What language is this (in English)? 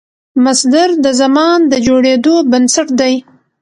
Pashto